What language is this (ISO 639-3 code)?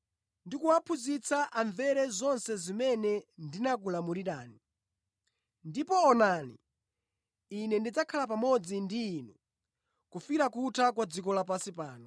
nya